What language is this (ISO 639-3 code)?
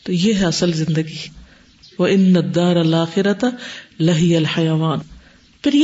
urd